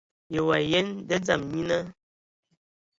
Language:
Ewondo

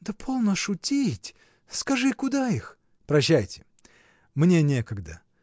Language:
Russian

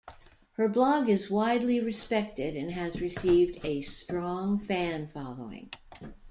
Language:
English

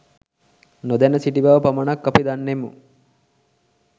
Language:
Sinhala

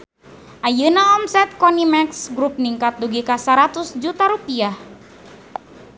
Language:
Sundanese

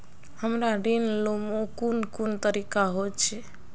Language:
Magahi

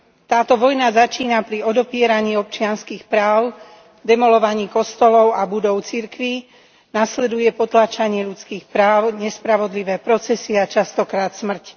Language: Slovak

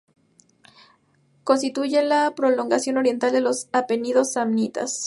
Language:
Spanish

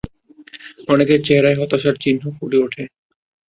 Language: Bangla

